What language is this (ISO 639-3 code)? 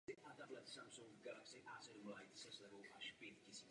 ces